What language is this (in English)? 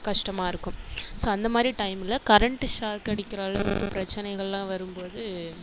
Tamil